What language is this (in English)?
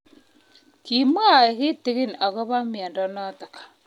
Kalenjin